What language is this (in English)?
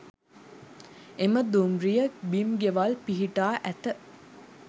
Sinhala